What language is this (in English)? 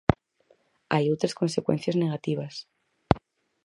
Galician